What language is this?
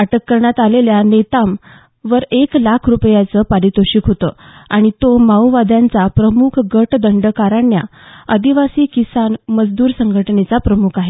Marathi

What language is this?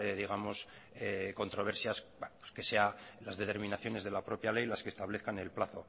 Spanish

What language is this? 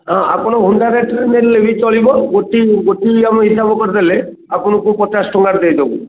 Odia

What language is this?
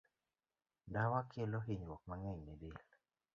Luo (Kenya and Tanzania)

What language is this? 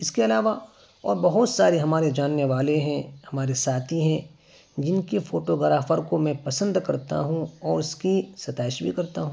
Urdu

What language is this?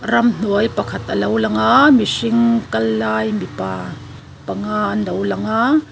Mizo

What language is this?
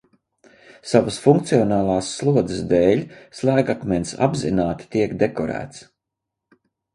Latvian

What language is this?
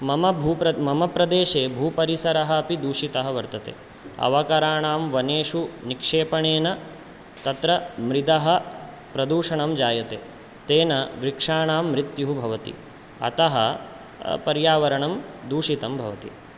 Sanskrit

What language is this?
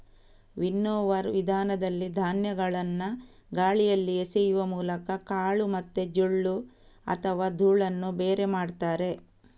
Kannada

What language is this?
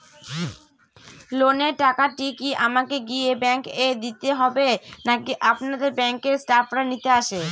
Bangla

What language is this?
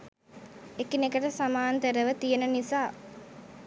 Sinhala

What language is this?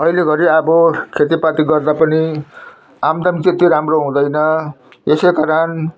Nepali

